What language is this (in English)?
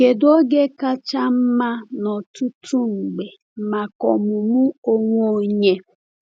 Igbo